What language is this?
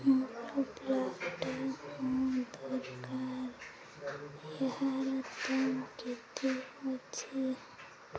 Odia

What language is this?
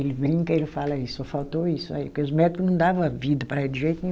Portuguese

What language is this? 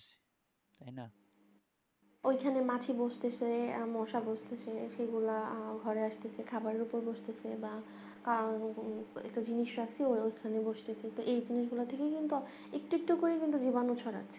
Bangla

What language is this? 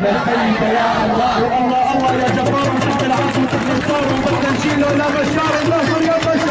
Arabic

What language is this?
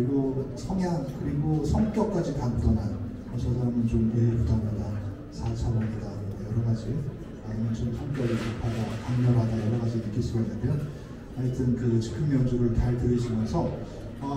Korean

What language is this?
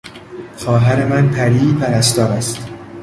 Persian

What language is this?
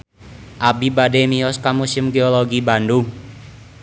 Sundanese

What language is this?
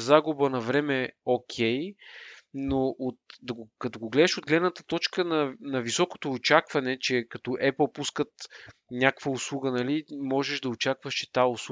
Bulgarian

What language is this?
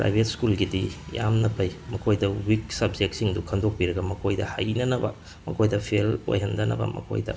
Manipuri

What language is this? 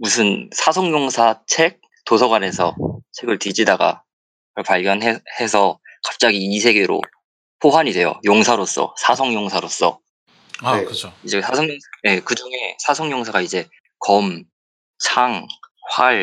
Korean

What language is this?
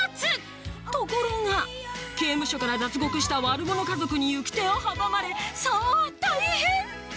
Japanese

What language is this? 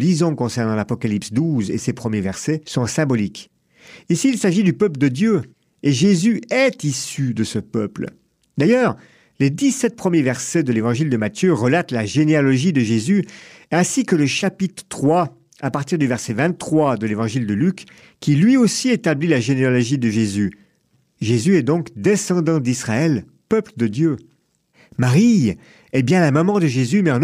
French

